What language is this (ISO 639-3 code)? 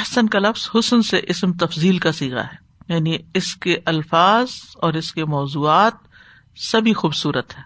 urd